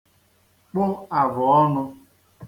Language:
Igbo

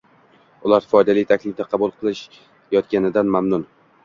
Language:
Uzbek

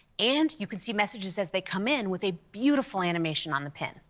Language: English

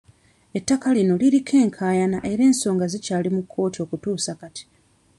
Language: Ganda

